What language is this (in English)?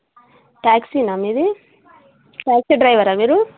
Telugu